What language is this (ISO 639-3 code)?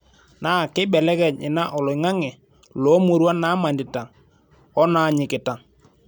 mas